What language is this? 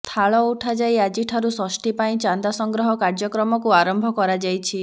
Odia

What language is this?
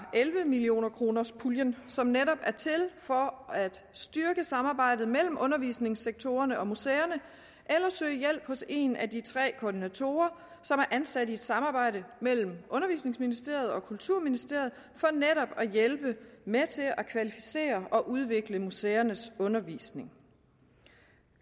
Danish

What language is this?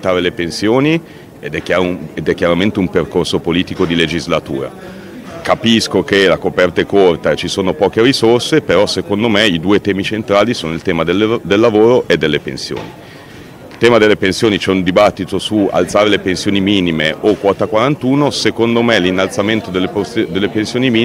Italian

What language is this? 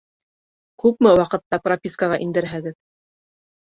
Bashkir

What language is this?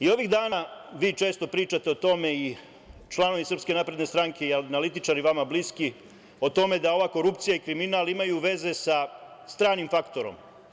Serbian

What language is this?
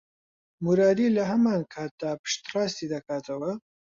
Central Kurdish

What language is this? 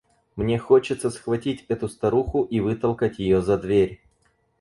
Russian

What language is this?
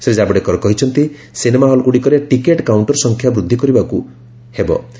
Odia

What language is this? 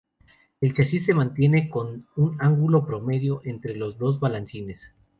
Spanish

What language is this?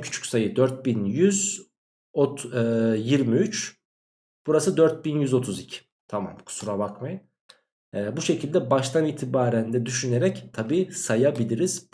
Turkish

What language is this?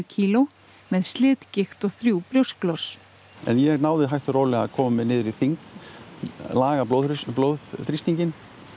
Icelandic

